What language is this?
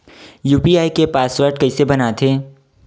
Chhattisgarhi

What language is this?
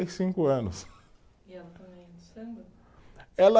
Portuguese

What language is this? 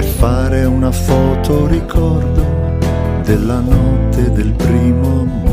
Greek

